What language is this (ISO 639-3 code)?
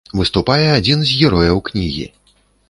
bel